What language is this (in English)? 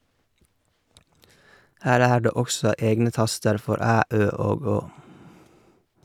Norwegian